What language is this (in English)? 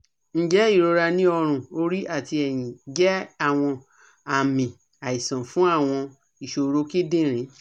Yoruba